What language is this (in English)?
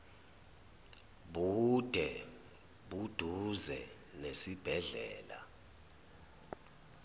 Zulu